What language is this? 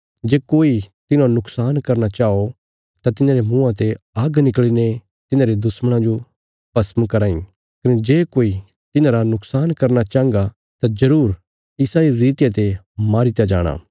Bilaspuri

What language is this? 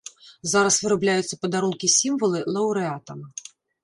Belarusian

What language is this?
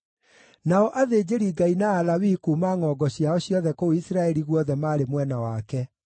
Kikuyu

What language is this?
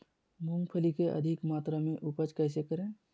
Magahi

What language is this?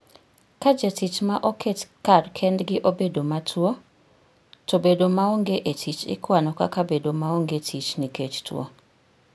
Luo (Kenya and Tanzania)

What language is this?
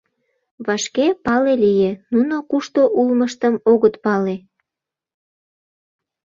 Mari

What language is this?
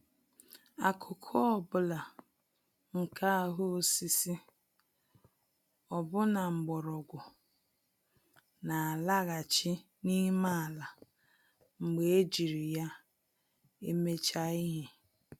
Igbo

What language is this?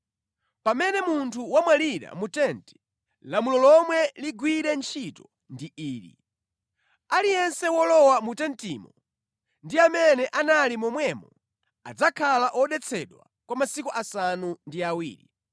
Nyanja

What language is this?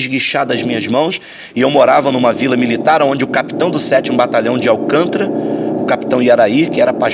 Portuguese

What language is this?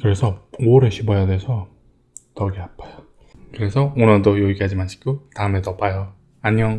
Korean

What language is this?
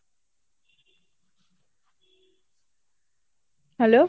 Bangla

